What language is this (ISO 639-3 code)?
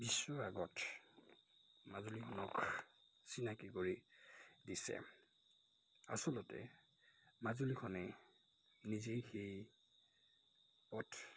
asm